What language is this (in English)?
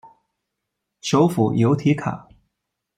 Chinese